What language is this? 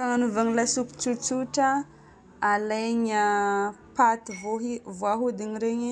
Northern Betsimisaraka Malagasy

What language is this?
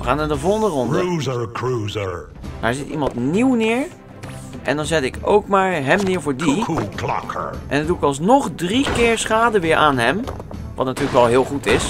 Dutch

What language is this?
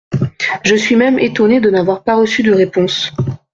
French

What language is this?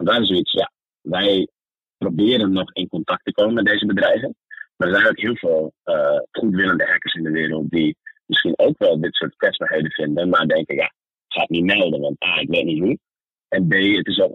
Dutch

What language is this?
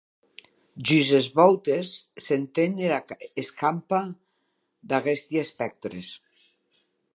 Occitan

